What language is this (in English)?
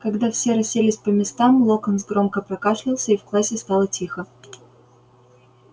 Russian